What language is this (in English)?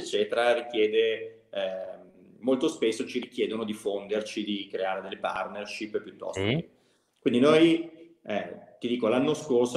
Italian